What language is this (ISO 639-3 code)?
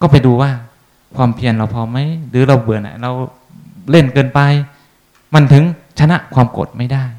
tha